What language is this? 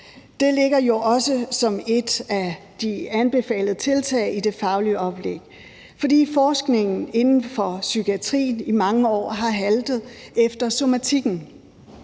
Danish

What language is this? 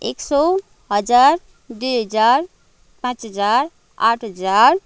Nepali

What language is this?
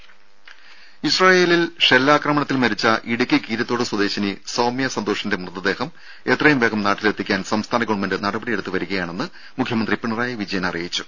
Malayalam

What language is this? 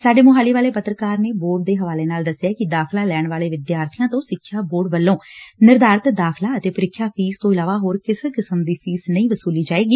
Punjabi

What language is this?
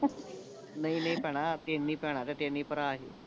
Punjabi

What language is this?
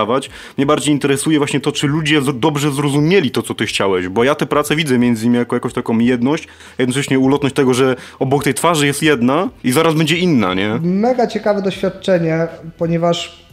Polish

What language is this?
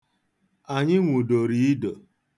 Igbo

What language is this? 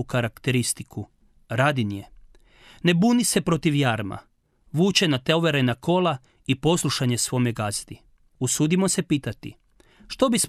Croatian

